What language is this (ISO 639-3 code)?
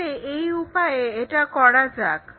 ben